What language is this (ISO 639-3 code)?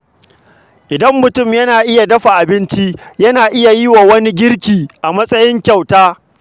hau